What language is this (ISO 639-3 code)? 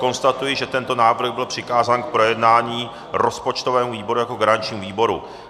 ces